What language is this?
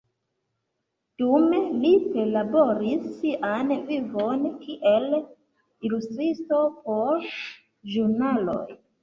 Esperanto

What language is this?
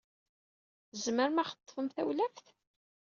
Kabyle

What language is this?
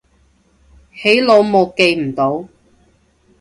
Cantonese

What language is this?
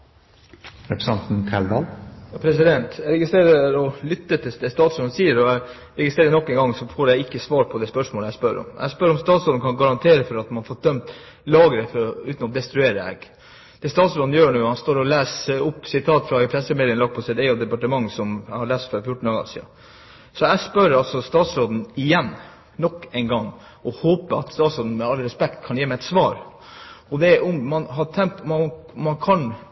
Norwegian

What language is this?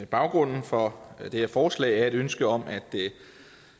Danish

